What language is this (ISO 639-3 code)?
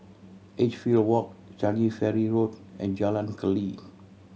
eng